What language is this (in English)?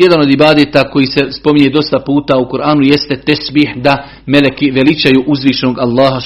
Croatian